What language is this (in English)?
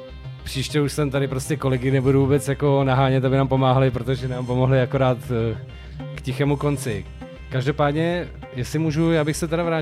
Czech